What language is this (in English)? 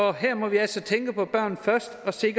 Danish